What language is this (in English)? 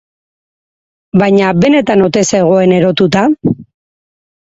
Basque